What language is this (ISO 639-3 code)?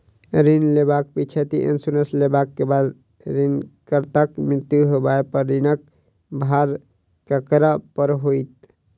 mai